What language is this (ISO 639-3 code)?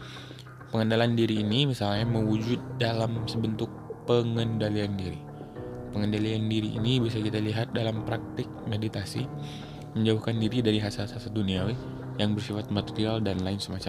ind